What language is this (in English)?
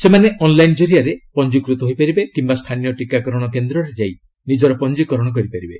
Odia